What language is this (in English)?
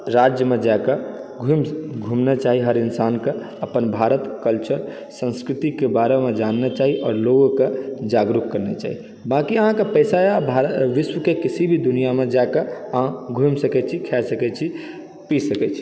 Maithili